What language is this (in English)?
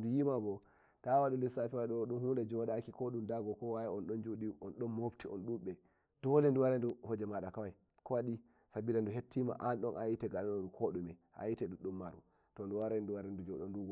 Nigerian Fulfulde